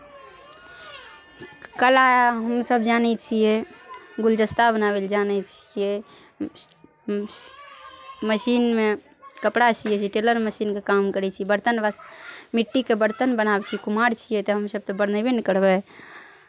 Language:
Maithili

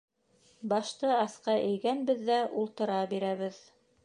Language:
Bashkir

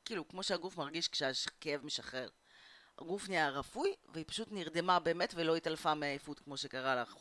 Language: Hebrew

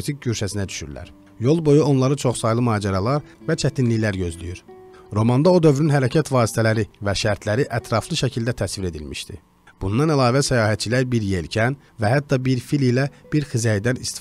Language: Turkish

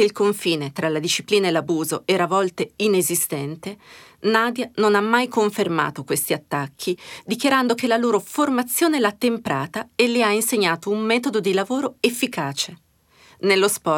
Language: Italian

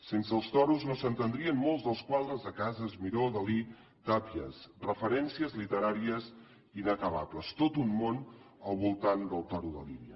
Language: Catalan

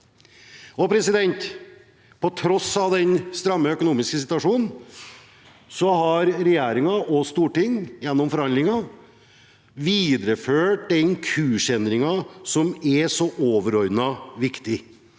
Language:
Norwegian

